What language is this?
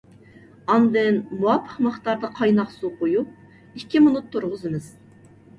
Uyghur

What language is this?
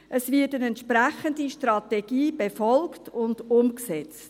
Swiss German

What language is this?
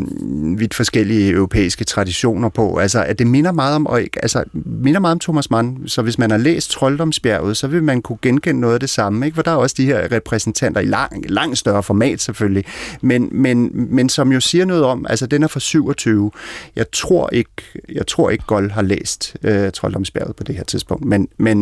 Danish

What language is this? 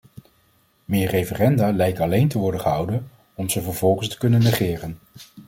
Dutch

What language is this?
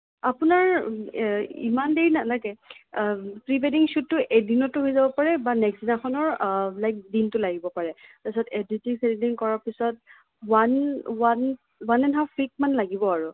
Assamese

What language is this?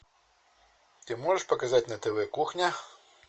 Russian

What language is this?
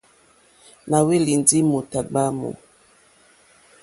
Mokpwe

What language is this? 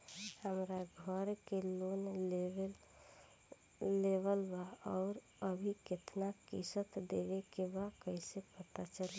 Bhojpuri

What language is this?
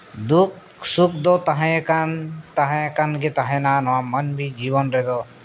Santali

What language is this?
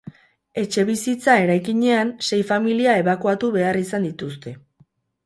Basque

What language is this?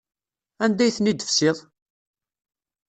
Kabyle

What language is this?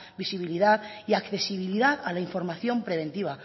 Spanish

